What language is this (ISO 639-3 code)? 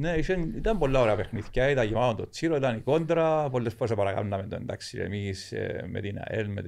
ell